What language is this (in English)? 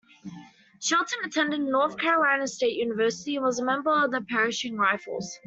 English